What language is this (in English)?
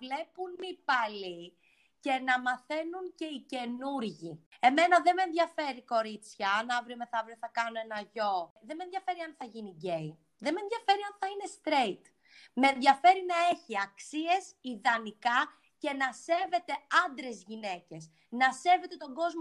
Greek